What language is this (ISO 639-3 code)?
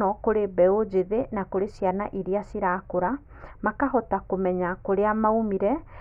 kik